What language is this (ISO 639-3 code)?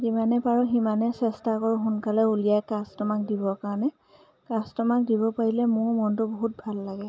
asm